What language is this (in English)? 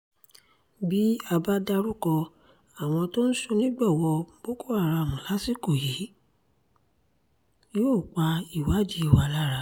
Yoruba